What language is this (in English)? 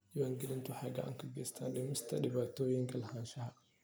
Somali